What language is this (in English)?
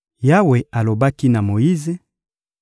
Lingala